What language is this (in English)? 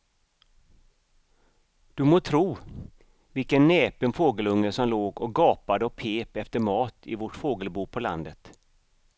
Swedish